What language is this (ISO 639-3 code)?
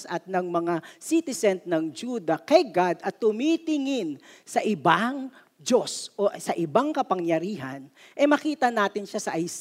fil